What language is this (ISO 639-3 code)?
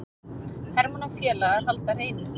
isl